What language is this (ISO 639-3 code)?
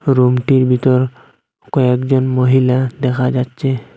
ben